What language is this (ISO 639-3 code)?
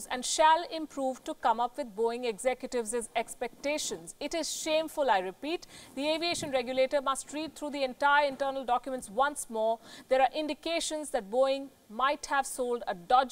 eng